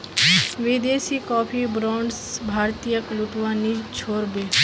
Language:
Magahi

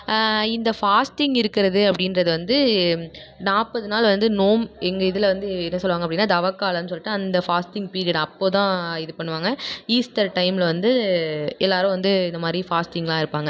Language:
Tamil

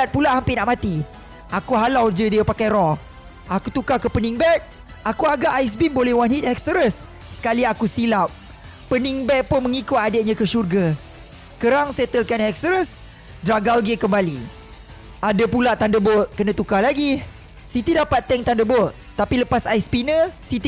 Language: Malay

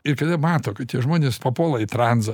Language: Lithuanian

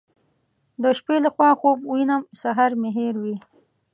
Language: Pashto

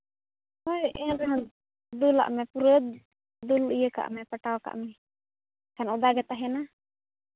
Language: Santali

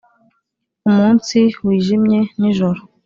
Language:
Kinyarwanda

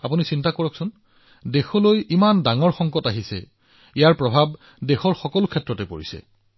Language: Assamese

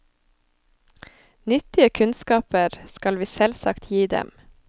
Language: Norwegian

